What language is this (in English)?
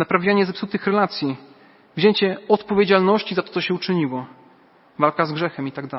Polish